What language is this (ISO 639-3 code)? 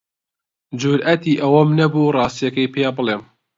ckb